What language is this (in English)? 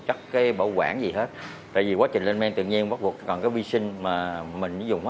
Vietnamese